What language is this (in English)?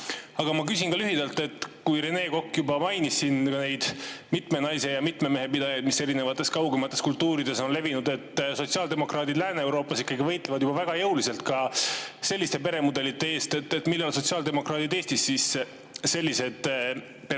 Estonian